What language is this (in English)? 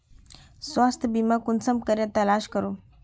Magahi